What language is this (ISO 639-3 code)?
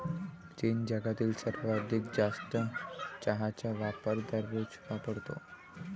mar